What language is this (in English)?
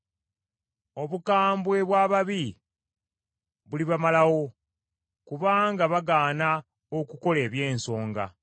Ganda